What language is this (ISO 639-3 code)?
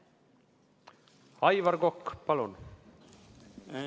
est